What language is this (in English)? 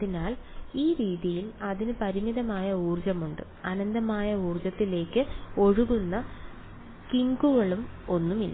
Malayalam